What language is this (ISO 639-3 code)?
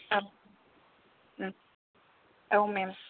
brx